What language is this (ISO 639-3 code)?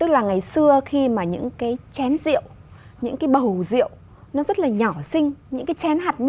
vie